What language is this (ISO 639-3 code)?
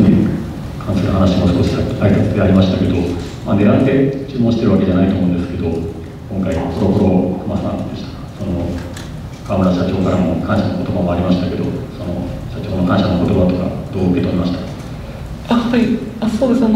jpn